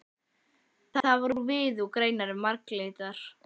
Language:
Icelandic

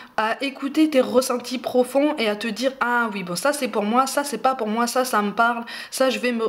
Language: French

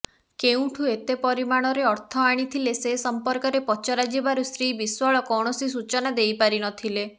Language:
Odia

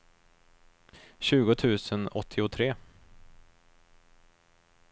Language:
Swedish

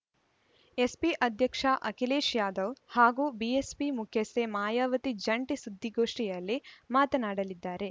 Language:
Kannada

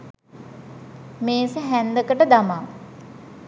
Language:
Sinhala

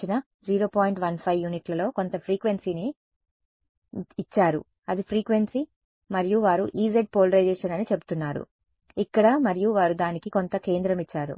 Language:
Telugu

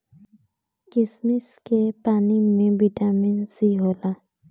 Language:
Bhojpuri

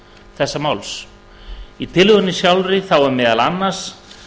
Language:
Icelandic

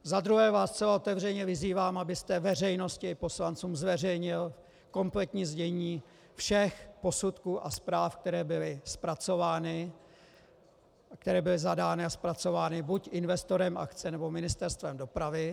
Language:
Czech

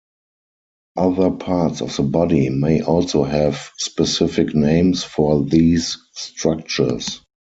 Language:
English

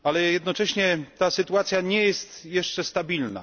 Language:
Polish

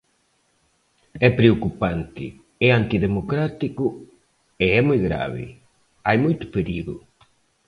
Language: Galician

